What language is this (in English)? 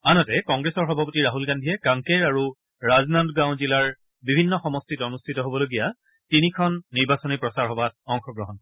Assamese